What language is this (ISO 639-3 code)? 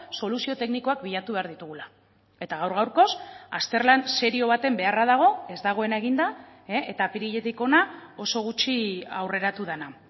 eus